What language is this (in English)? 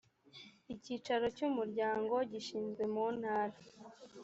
Kinyarwanda